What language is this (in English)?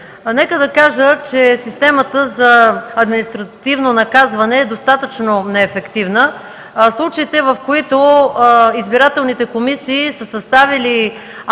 Bulgarian